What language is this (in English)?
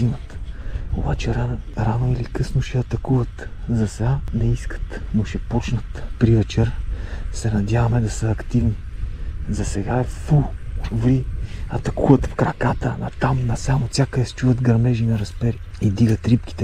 Bulgarian